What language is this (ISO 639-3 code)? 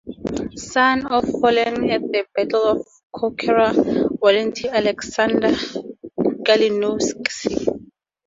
eng